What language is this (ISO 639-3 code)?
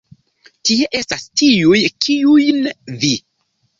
epo